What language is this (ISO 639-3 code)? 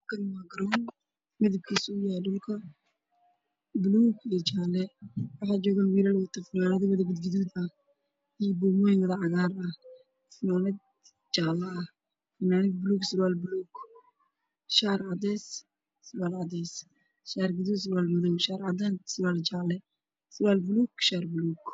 som